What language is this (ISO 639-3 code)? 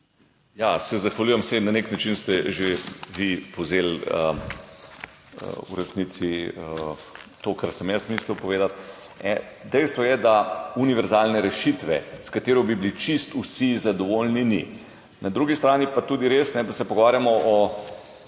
slv